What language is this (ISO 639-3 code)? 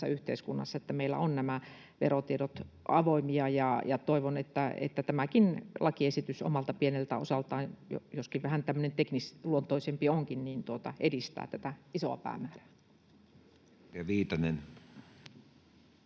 fin